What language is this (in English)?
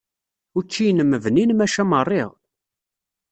Kabyle